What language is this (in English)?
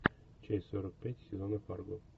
Russian